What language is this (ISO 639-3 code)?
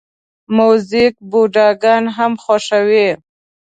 pus